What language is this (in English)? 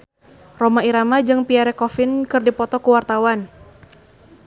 Sundanese